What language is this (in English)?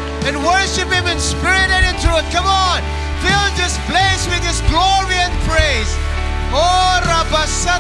Filipino